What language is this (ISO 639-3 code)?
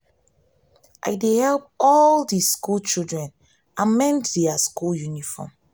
pcm